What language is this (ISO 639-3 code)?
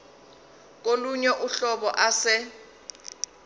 zul